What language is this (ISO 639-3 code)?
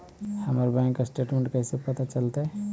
mag